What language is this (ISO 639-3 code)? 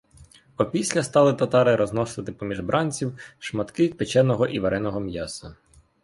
ukr